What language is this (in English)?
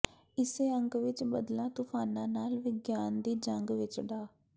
Punjabi